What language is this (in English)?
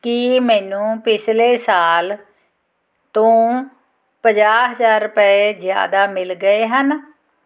Punjabi